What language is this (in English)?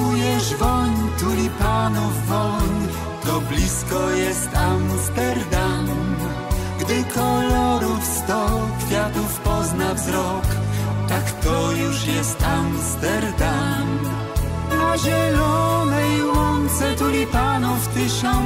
Polish